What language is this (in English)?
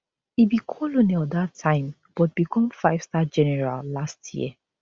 Nigerian Pidgin